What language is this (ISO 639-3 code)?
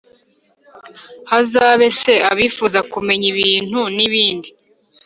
kin